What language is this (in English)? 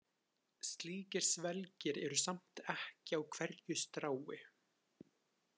Icelandic